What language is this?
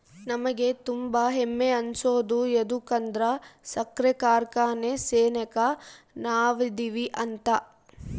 Kannada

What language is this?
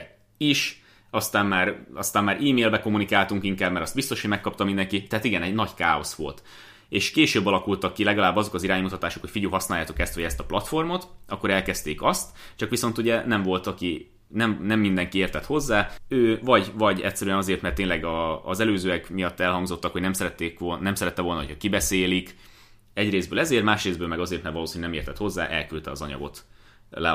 Hungarian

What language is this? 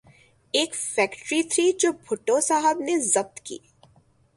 Urdu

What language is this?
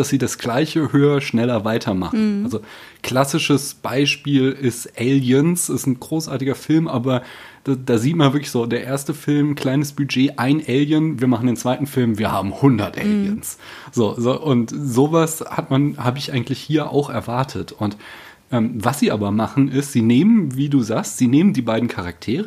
German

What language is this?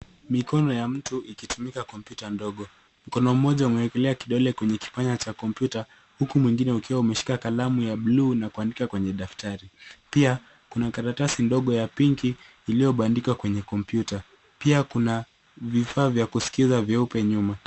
Swahili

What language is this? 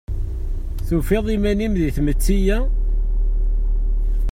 Kabyle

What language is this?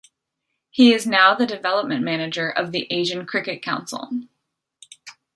English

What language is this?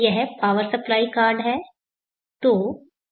Hindi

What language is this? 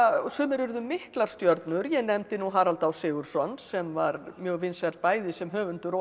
Icelandic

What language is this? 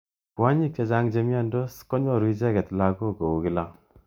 Kalenjin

